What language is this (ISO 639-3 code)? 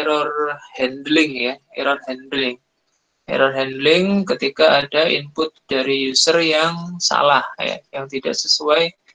ind